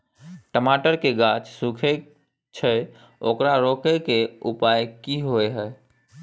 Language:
Maithili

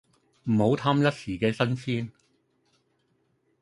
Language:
Cantonese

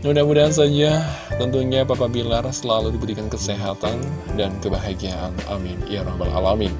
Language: Indonesian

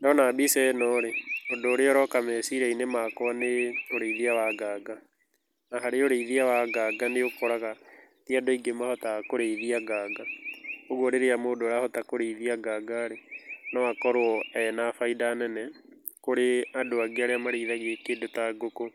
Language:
Kikuyu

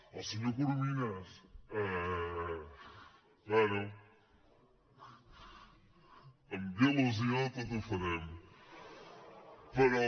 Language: Catalan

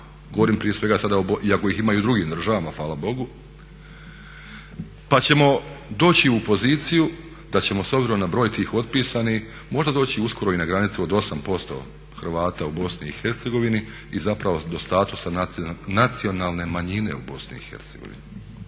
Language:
Croatian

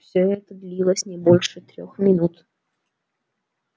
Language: Russian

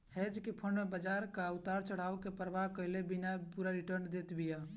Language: Bhojpuri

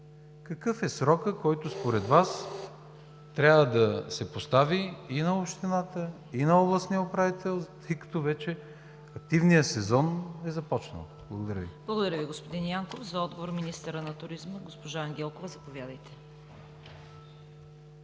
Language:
Bulgarian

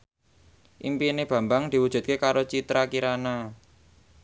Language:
Javanese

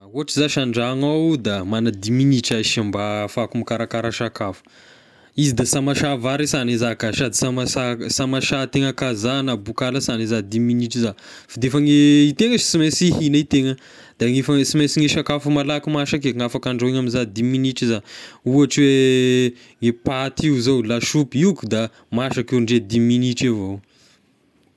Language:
Tesaka Malagasy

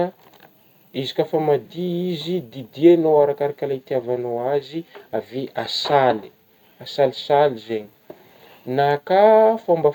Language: Northern Betsimisaraka Malagasy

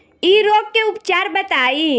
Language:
Bhojpuri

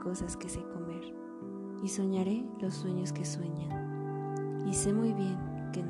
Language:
Spanish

